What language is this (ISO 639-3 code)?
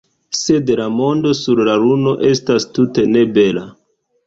epo